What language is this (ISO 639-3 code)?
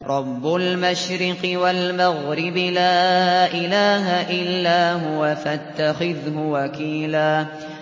ara